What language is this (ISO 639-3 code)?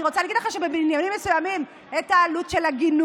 heb